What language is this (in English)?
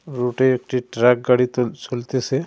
Bangla